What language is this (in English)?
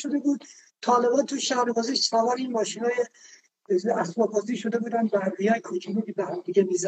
Persian